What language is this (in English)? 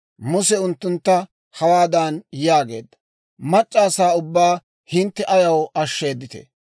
Dawro